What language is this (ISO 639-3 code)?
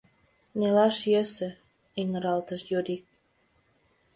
chm